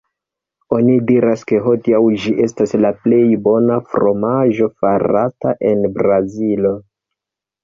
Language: Esperanto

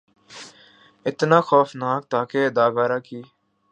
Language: Urdu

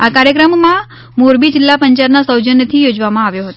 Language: Gujarati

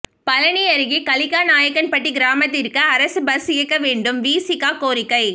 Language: Tamil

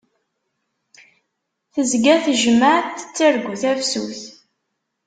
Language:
Kabyle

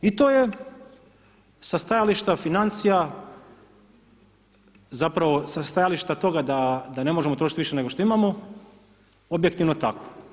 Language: Croatian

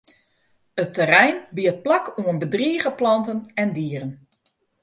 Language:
Western Frisian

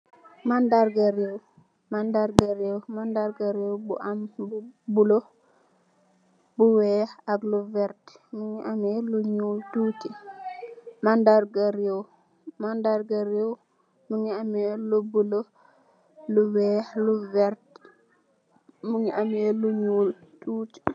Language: Wolof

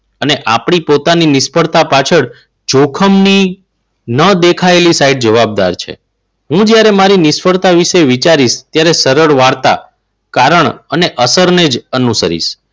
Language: Gujarati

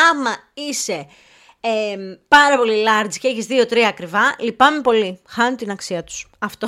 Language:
Greek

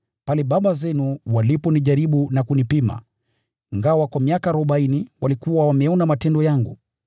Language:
Swahili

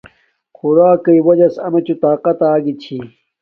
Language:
Domaaki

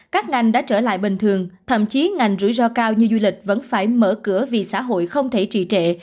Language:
Vietnamese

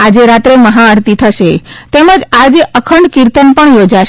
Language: Gujarati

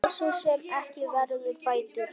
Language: Icelandic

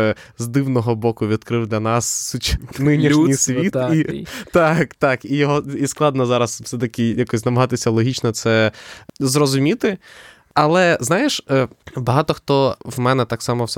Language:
Ukrainian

